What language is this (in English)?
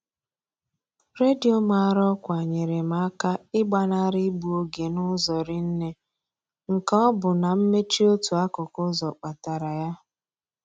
Igbo